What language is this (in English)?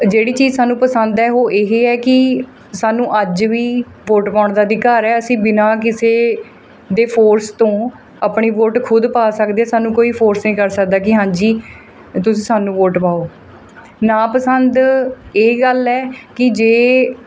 Punjabi